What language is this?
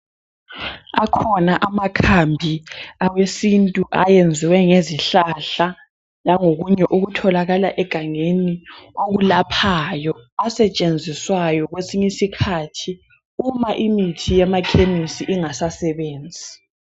North Ndebele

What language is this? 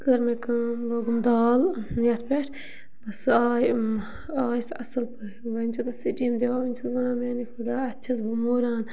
Kashmiri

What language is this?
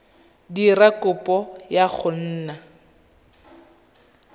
Tswana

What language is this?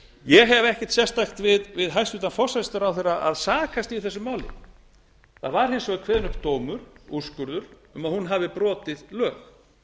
Icelandic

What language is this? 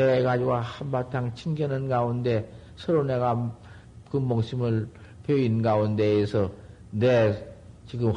Korean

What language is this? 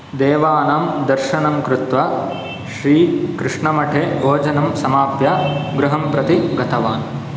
Sanskrit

